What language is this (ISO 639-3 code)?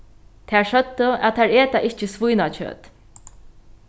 fao